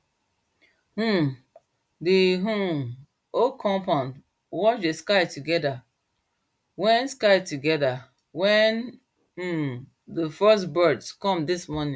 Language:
Nigerian Pidgin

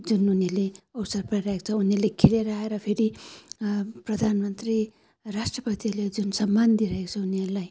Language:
Nepali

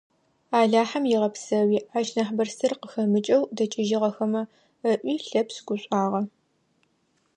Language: Adyghe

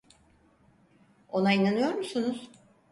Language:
Turkish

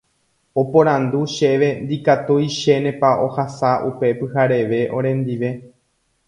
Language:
Guarani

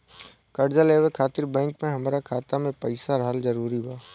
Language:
Bhojpuri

